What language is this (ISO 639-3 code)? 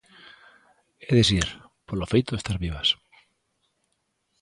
glg